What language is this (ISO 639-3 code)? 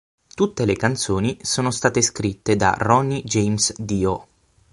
ita